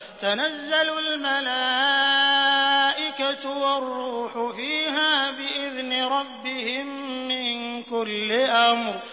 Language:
Arabic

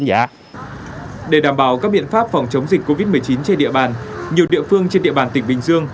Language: Vietnamese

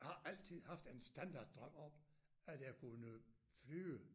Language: Danish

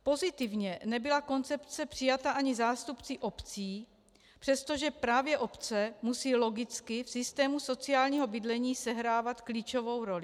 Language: Czech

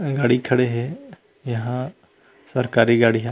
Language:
Chhattisgarhi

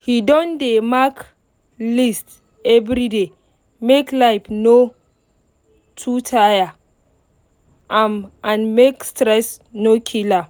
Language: Nigerian Pidgin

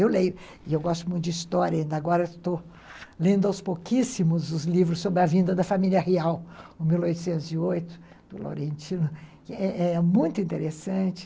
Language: Portuguese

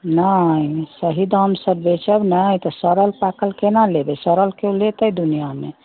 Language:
Maithili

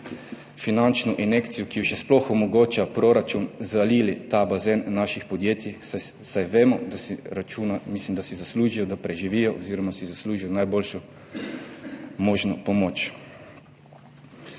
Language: Slovenian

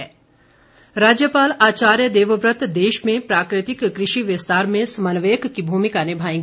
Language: Hindi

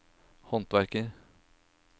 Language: Norwegian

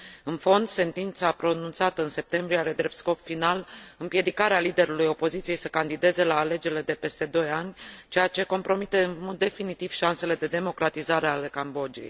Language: Romanian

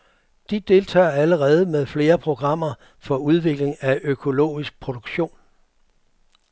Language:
Danish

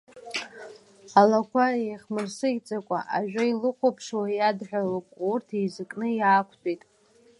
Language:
Abkhazian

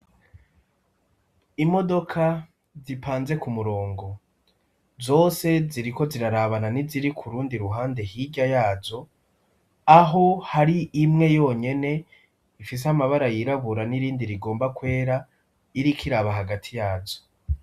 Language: Rundi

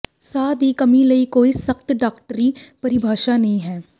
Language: Punjabi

